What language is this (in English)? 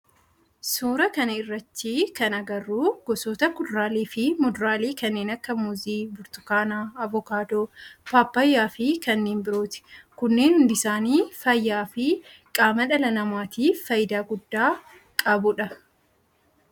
Oromo